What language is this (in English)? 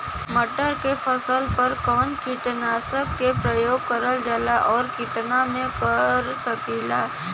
Bhojpuri